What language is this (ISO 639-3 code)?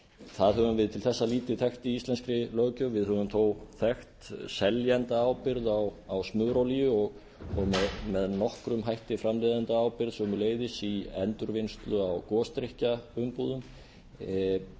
isl